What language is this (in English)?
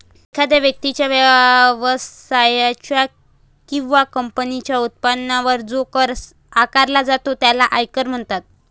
Marathi